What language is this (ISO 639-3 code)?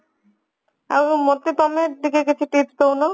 ori